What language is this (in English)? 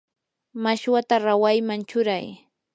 Yanahuanca Pasco Quechua